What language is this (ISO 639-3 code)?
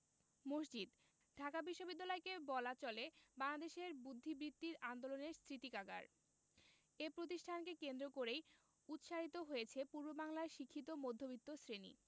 ben